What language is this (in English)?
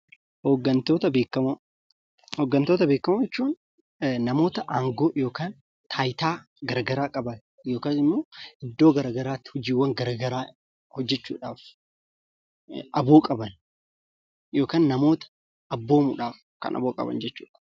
Oromo